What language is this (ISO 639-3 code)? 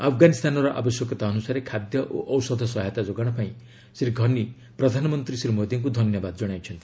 ori